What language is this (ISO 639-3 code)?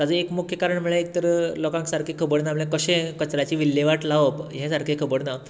kok